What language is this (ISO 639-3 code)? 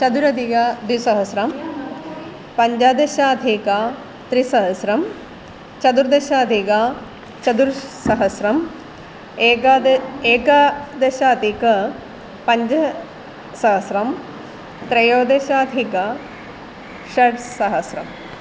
san